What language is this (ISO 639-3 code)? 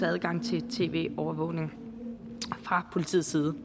dan